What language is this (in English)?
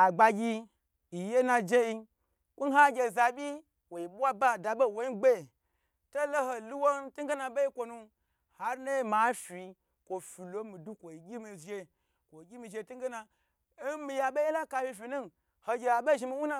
Gbagyi